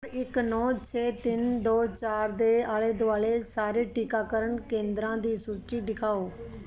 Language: Punjabi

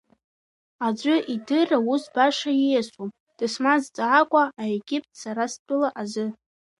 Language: Abkhazian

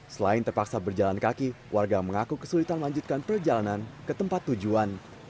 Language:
Indonesian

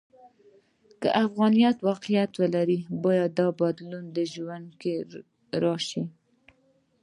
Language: Pashto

